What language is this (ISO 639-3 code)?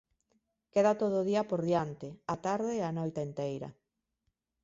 glg